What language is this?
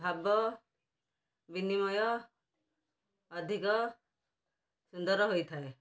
Odia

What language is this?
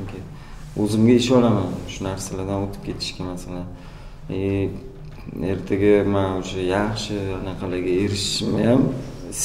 Turkish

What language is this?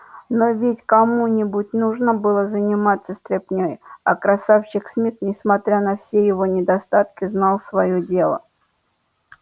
Russian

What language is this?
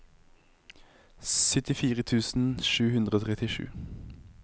Norwegian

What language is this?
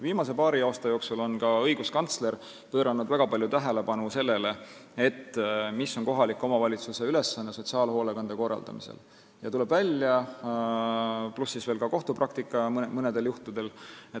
Estonian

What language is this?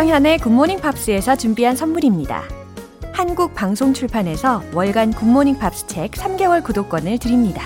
Korean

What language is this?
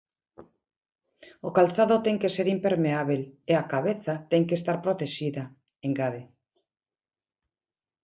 Galician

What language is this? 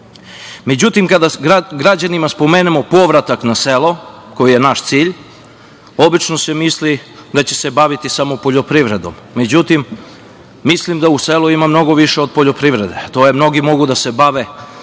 Serbian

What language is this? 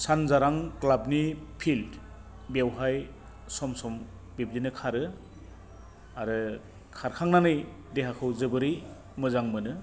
Bodo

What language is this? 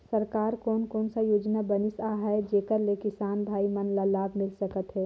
Chhattisgarhi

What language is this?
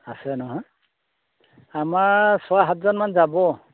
Assamese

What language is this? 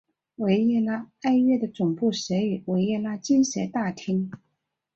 Chinese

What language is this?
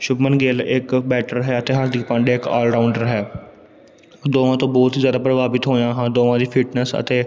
Punjabi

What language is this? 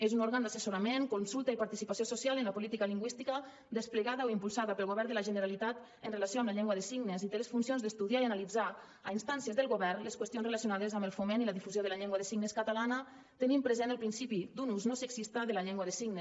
Catalan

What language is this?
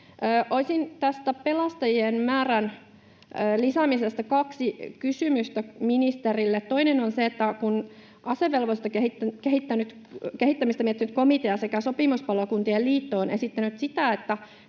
Finnish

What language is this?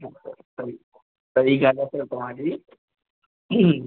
Sindhi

